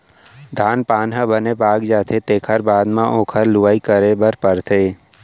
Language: Chhattisgarhi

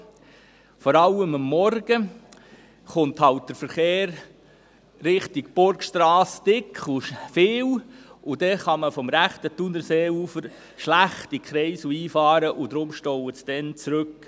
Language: Swiss German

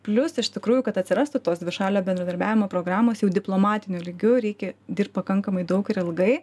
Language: Lithuanian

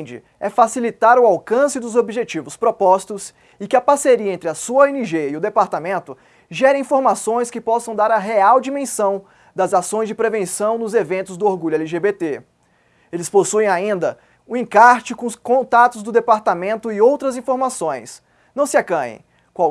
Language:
Portuguese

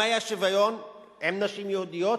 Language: Hebrew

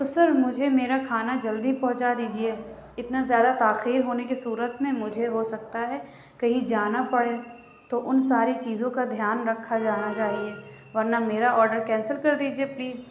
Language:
Urdu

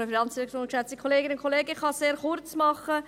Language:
Swiss German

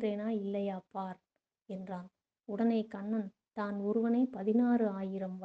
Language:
Tamil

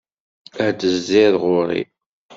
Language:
Kabyle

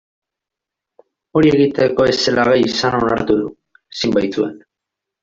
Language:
Basque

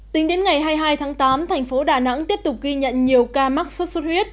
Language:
Vietnamese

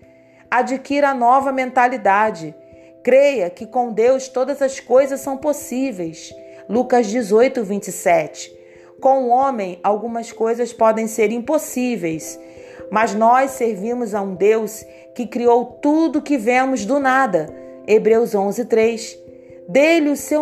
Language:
Portuguese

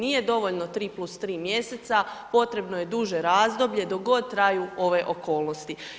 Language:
Croatian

